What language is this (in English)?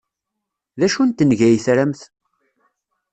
Kabyle